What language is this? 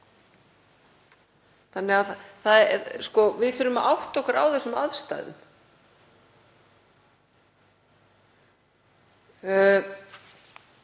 Icelandic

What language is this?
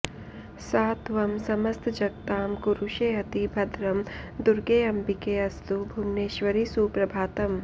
Sanskrit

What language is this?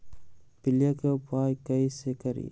Magahi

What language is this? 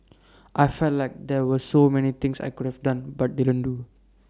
English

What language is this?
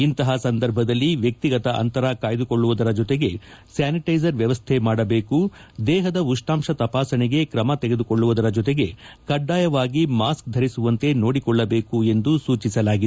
Kannada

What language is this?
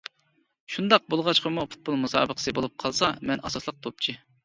Uyghur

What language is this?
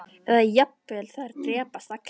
Icelandic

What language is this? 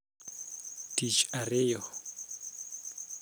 Luo (Kenya and Tanzania)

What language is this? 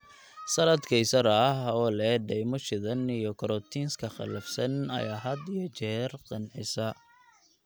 Somali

